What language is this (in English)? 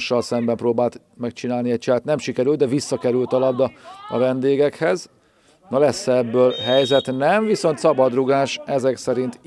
Hungarian